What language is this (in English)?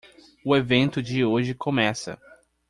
Portuguese